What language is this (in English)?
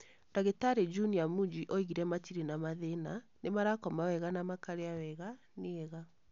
Kikuyu